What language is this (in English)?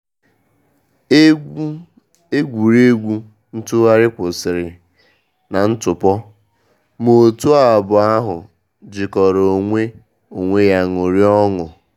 Igbo